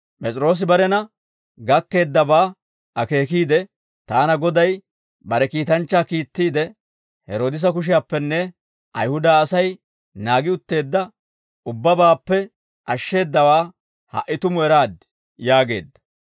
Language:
Dawro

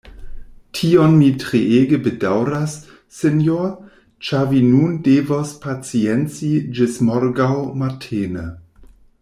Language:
Esperanto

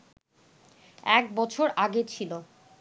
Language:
Bangla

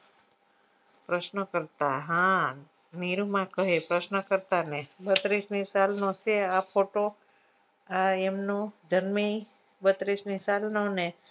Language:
Gujarati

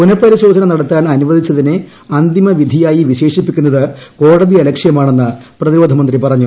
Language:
Malayalam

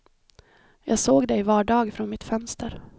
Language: Swedish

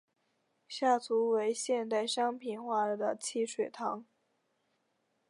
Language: Chinese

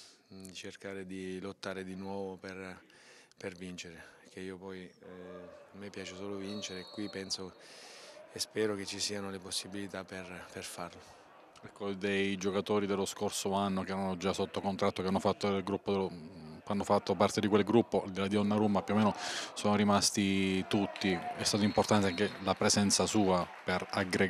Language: Italian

